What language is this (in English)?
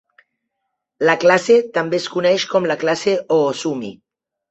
Catalan